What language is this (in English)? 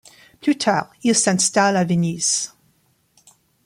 French